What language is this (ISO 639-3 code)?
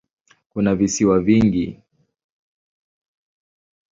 swa